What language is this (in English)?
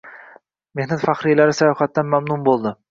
Uzbek